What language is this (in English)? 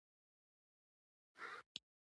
Pashto